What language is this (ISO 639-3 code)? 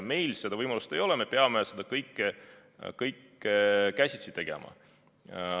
est